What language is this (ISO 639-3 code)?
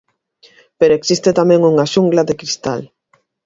glg